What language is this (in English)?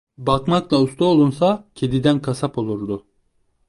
Turkish